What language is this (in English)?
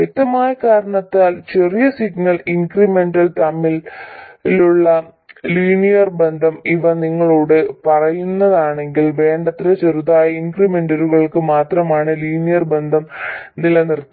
Malayalam